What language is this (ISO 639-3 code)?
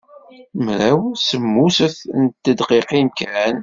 kab